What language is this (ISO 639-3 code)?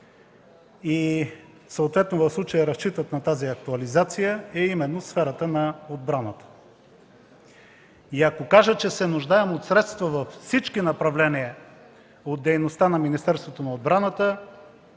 bul